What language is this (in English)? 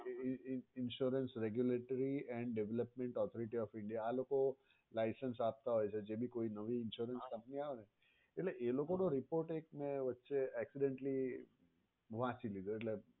Gujarati